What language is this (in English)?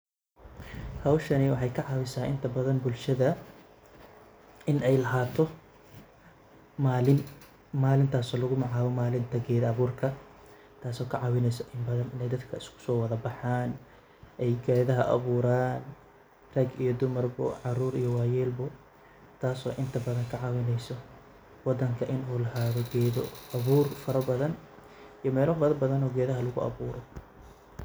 Somali